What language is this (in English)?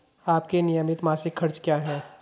Hindi